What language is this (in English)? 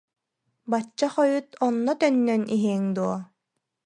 Yakut